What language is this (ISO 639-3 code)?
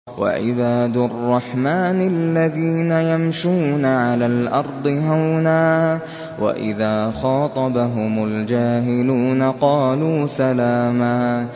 ara